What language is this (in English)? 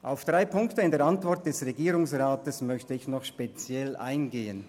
Swiss German